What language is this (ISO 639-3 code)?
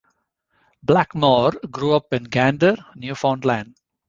eng